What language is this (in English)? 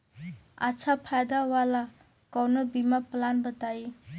Bhojpuri